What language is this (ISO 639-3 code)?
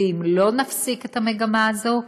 heb